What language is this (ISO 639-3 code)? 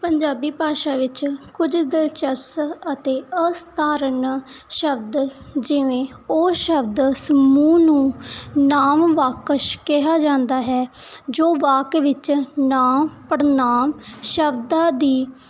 pan